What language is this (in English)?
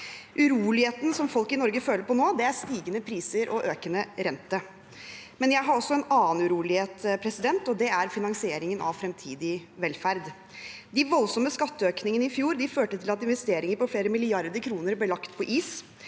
Norwegian